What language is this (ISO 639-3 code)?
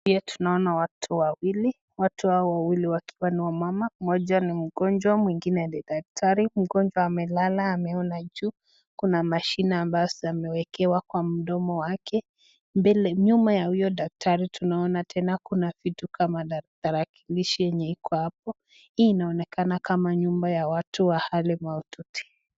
swa